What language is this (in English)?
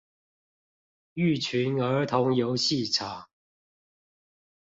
Chinese